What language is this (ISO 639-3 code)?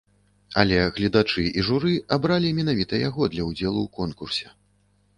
bel